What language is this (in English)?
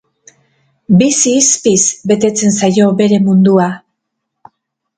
Basque